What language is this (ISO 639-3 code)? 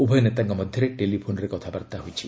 ori